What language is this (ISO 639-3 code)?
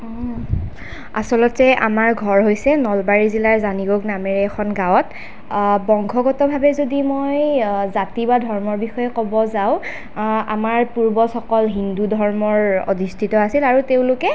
asm